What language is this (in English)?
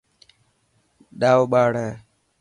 Dhatki